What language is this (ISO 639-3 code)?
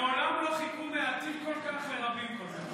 heb